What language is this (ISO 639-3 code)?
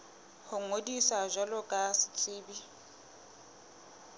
sot